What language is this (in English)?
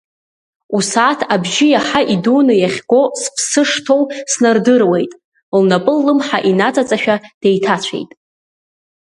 Abkhazian